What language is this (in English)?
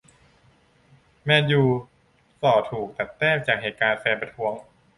Thai